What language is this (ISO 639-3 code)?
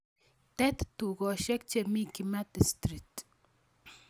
kln